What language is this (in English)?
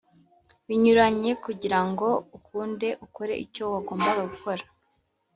Kinyarwanda